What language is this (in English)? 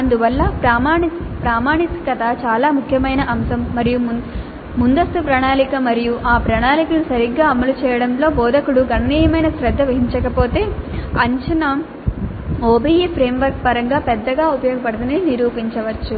Telugu